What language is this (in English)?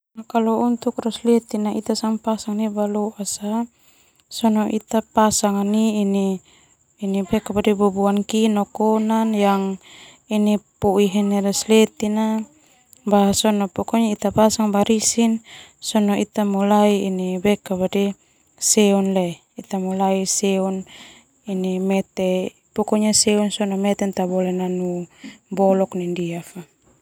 Termanu